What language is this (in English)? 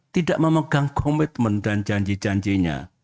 Indonesian